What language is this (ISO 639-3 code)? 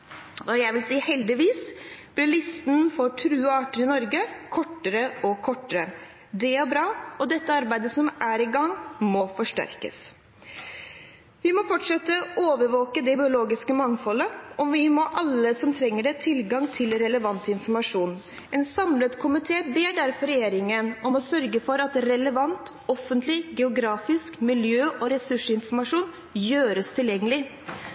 nob